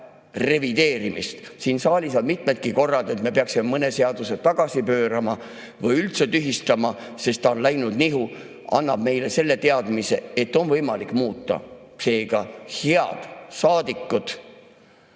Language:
Estonian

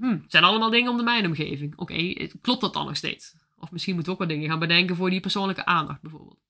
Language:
Dutch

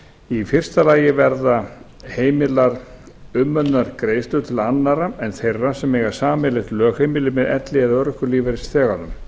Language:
Icelandic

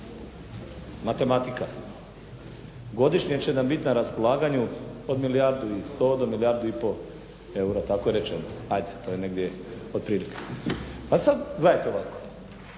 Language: Croatian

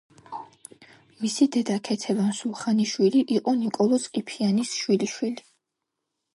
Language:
Georgian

